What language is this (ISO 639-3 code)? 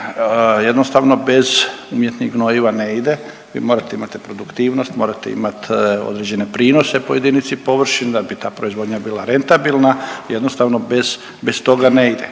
hrv